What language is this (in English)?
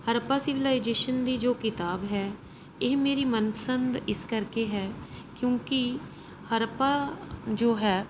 Punjabi